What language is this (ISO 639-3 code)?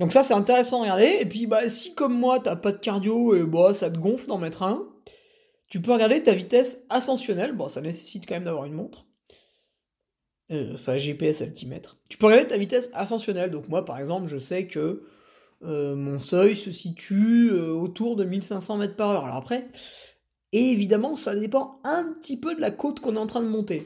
fra